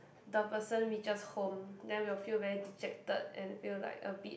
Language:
English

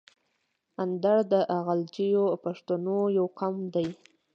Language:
Pashto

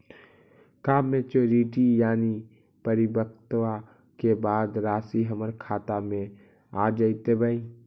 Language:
Magahi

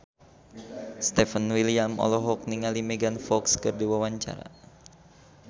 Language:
Sundanese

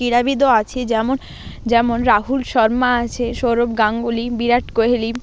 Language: Bangla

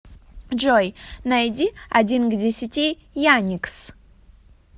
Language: Russian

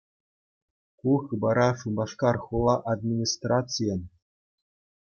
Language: Chuvash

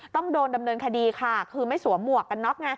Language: Thai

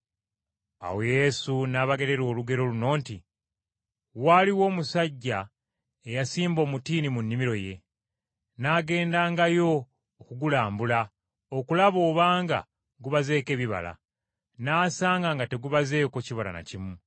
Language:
Ganda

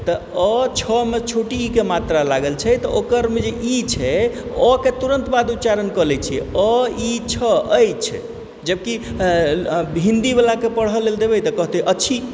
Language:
Maithili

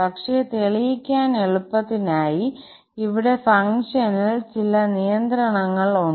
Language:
Malayalam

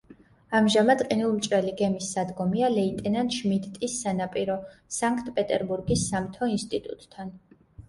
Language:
Georgian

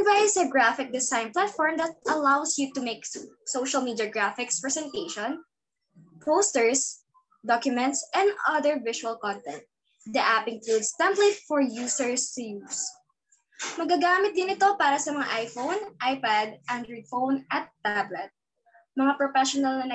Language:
Filipino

